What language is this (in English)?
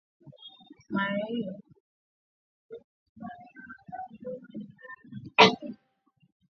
Swahili